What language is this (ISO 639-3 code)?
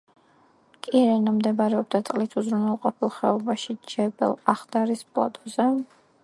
kat